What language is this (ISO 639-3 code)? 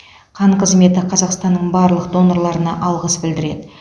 kaz